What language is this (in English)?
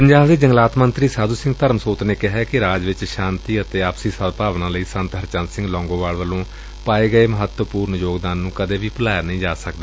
Punjabi